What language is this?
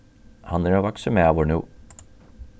Faroese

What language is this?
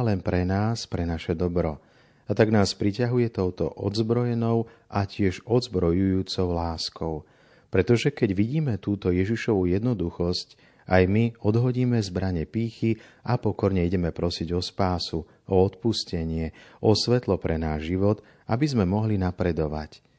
Slovak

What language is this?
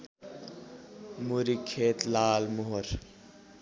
Nepali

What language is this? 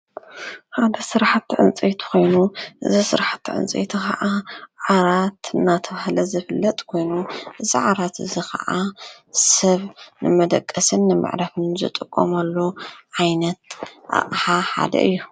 Tigrinya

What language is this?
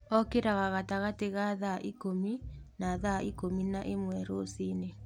Kikuyu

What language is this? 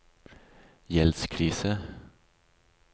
Norwegian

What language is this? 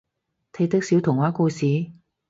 Cantonese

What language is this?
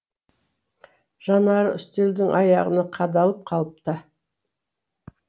Kazakh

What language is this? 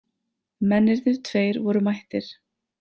Icelandic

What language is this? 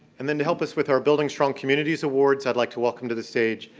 English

